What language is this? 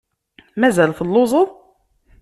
Kabyle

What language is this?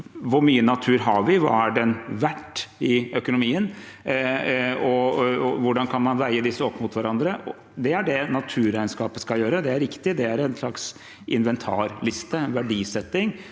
Norwegian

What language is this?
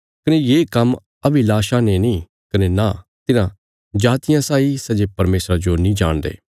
Bilaspuri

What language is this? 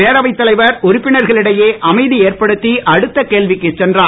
Tamil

